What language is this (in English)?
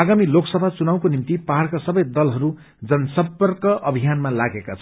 Nepali